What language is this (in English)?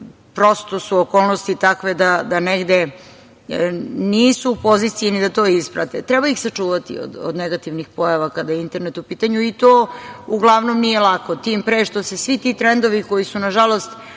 Serbian